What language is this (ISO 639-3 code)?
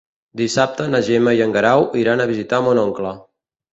cat